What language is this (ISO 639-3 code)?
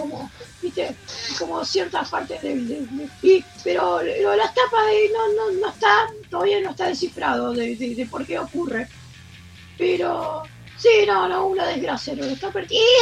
spa